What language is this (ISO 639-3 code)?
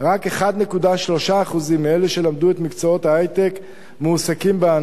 heb